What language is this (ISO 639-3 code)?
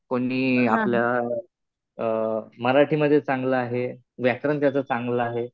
mar